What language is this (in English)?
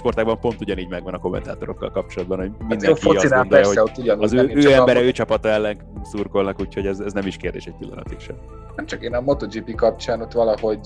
Hungarian